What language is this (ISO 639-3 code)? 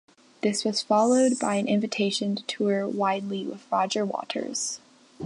eng